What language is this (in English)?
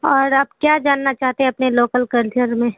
Urdu